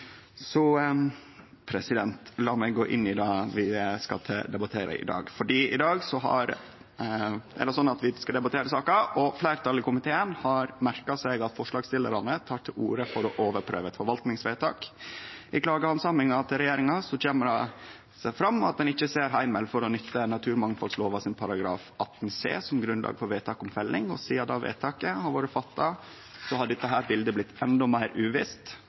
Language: Norwegian Nynorsk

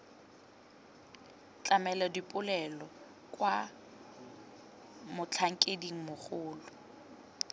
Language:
Tswana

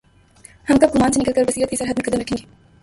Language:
Urdu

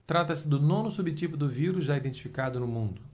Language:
Portuguese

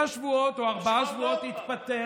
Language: Hebrew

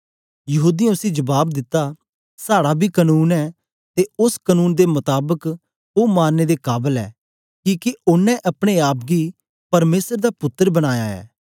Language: Dogri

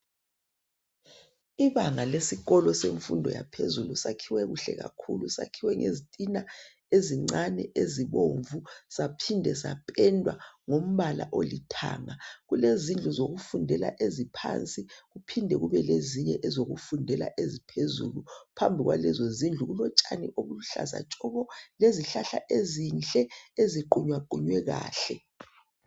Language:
North Ndebele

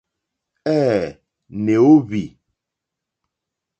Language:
Mokpwe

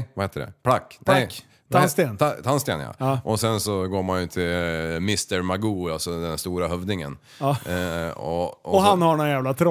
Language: Swedish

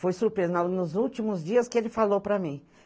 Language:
Portuguese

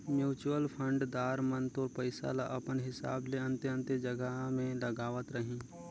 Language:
Chhattisgarhi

